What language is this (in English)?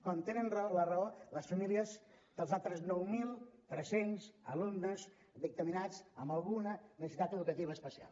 Catalan